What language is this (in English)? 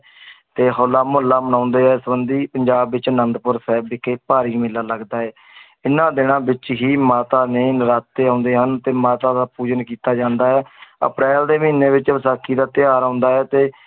Punjabi